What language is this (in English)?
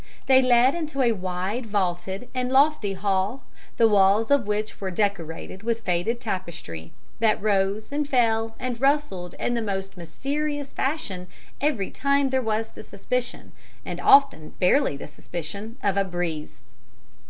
English